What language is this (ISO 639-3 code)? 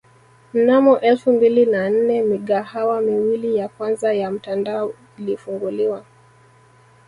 swa